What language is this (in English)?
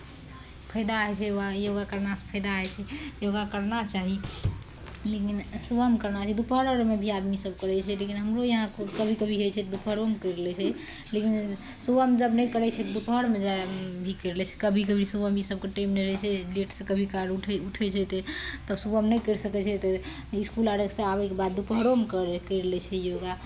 Maithili